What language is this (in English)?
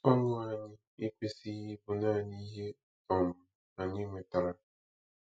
Igbo